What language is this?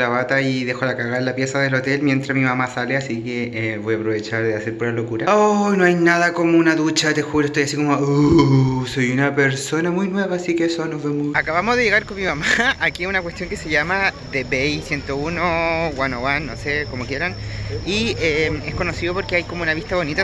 Spanish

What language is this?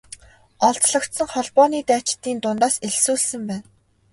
Mongolian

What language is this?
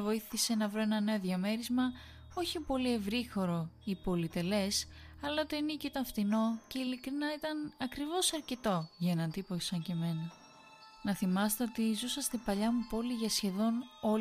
Greek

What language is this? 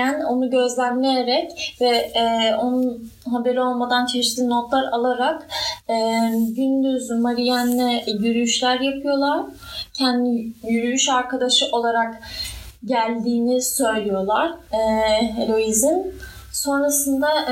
Turkish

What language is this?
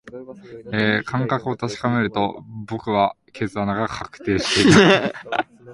Japanese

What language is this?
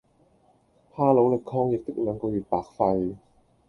Cantonese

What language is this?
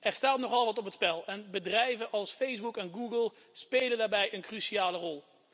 Dutch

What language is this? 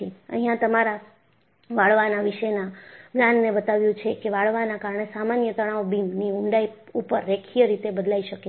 Gujarati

